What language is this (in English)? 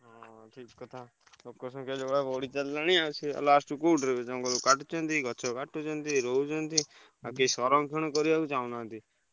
Odia